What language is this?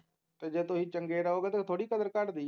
Punjabi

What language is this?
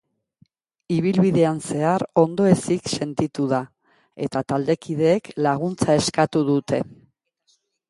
Basque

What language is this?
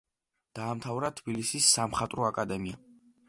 Georgian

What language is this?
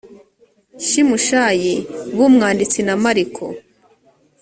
Kinyarwanda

